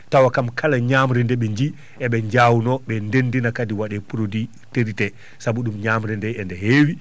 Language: Fula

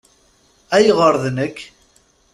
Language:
Kabyle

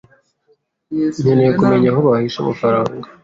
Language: Kinyarwanda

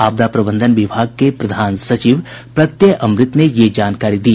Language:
Hindi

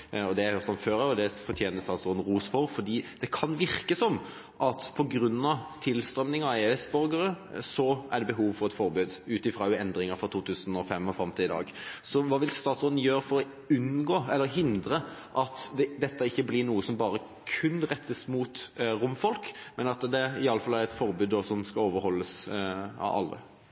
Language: Norwegian Bokmål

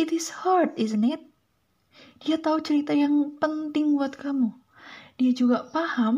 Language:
Indonesian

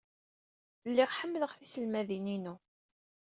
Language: Kabyle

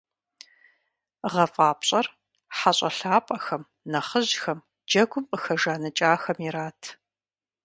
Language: Kabardian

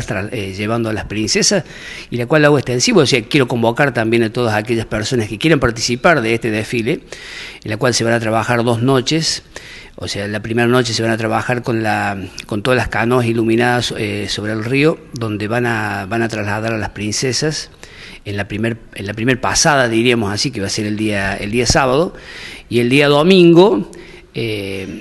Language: Spanish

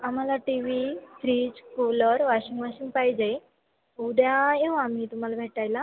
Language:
Marathi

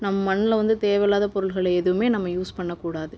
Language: Tamil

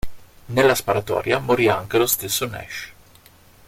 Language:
Italian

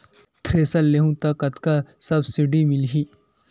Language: Chhattisgarhi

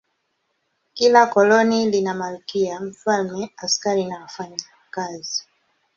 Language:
Swahili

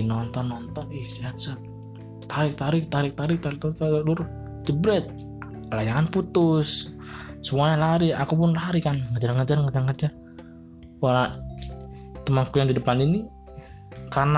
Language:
Indonesian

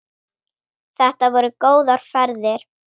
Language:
Icelandic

